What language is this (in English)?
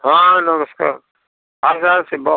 Odia